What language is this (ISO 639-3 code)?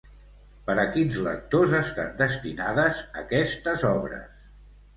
cat